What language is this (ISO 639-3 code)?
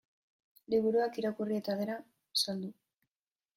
eus